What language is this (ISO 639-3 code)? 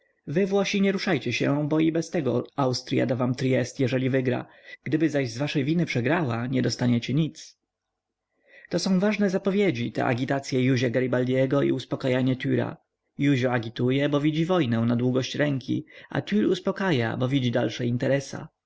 pol